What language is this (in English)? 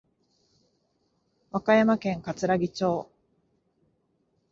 Japanese